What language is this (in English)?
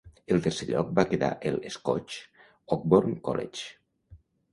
Catalan